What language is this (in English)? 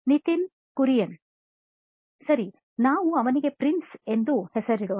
Kannada